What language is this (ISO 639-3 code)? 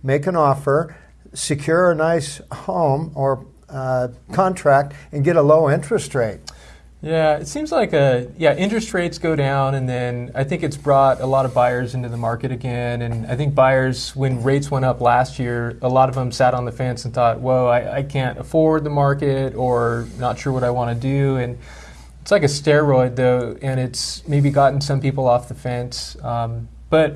eng